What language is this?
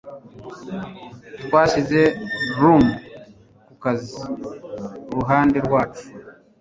Kinyarwanda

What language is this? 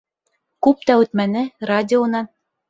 Bashkir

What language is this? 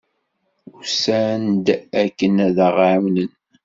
Kabyle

